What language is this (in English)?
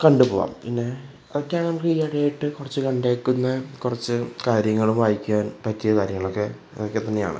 Malayalam